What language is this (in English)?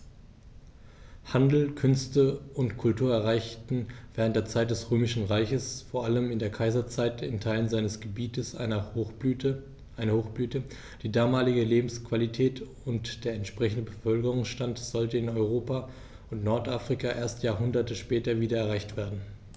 German